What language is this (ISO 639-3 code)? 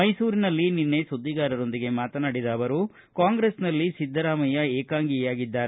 kan